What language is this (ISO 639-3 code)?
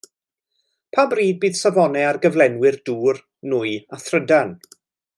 cym